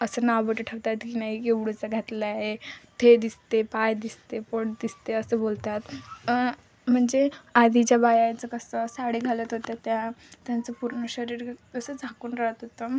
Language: Marathi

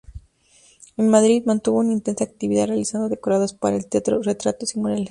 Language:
Spanish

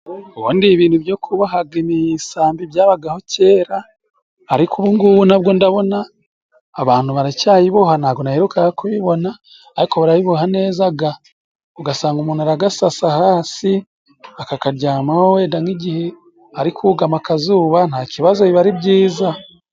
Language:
Kinyarwanda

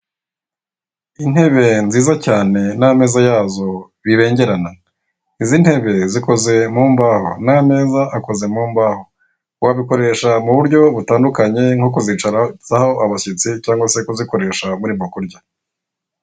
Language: Kinyarwanda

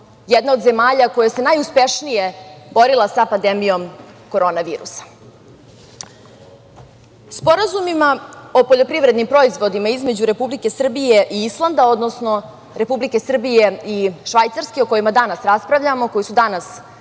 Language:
Serbian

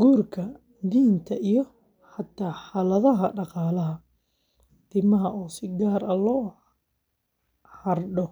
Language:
Somali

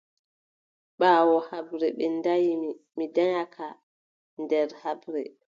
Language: Adamawa Fulfulde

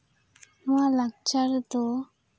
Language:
Santali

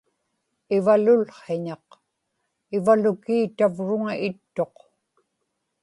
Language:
Inupiaq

